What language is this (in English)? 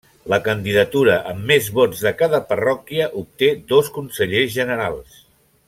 Catalan